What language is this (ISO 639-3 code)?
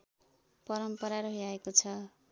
nep